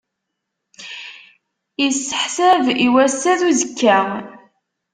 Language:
Kabyle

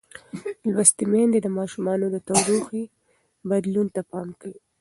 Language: Pashto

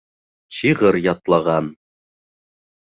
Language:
Bashkir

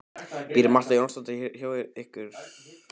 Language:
Icelandic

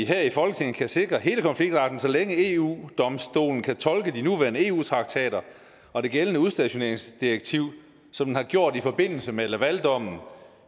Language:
Danish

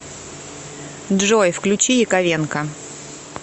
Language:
Russian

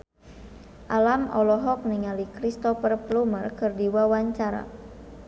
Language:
Sundanese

